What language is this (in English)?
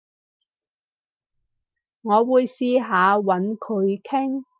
Cantonese